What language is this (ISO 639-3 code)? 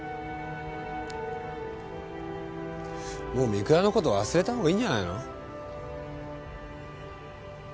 jpn